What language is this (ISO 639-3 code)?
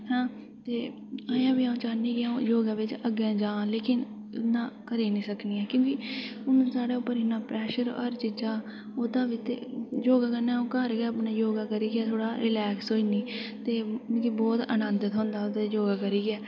doi